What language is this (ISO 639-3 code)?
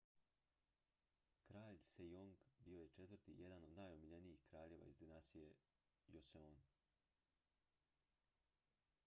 hrv